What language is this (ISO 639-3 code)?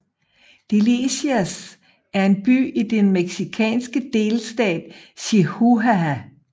dan